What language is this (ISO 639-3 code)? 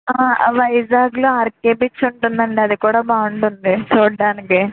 tel